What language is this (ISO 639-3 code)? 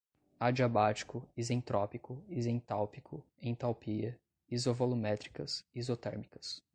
por